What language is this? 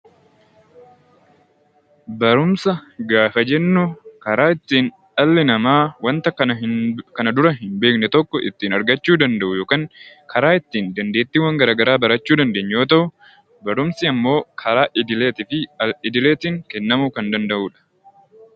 Oromo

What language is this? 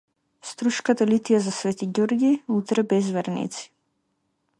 Macedonian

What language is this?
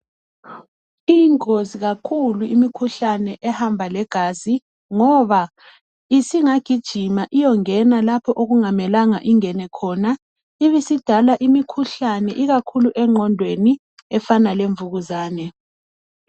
North Ndebele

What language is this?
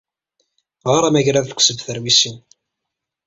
Kabyle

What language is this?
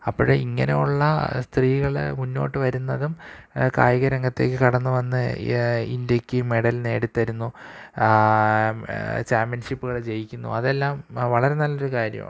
Malayalam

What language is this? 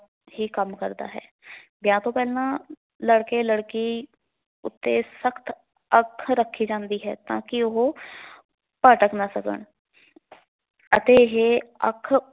Punjabi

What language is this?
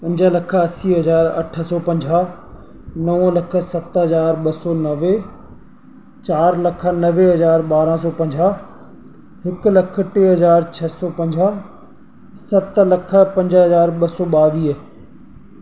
Sindhi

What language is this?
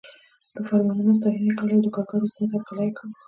Pashto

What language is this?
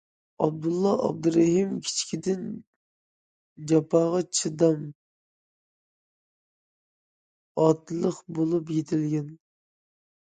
Uyghur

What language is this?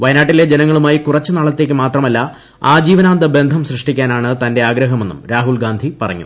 Malayalam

